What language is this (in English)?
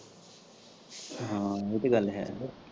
Punjabi